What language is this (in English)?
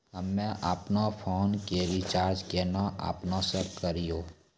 Maithili